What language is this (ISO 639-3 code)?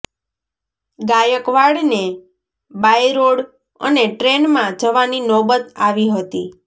guj